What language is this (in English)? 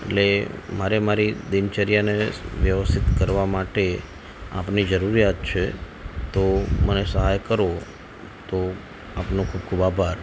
Gujarati